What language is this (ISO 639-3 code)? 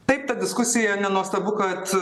lit